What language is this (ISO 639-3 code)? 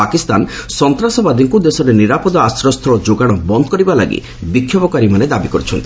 ori